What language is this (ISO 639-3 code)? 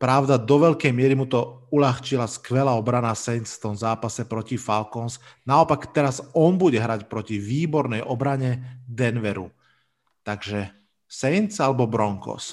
slk